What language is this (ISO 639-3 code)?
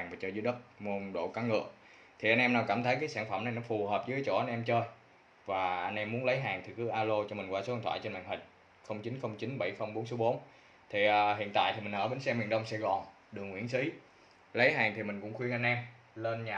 vie